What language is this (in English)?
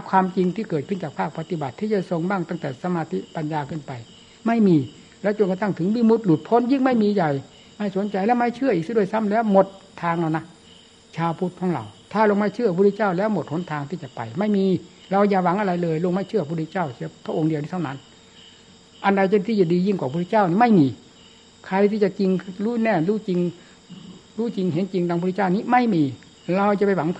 Thai